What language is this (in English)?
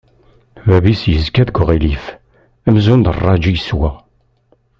Kabyle